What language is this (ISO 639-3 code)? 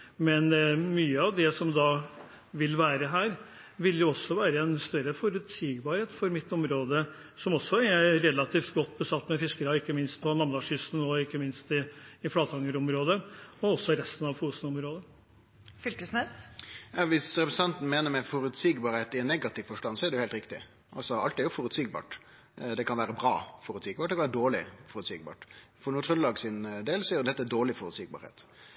nor